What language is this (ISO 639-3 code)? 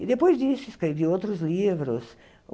por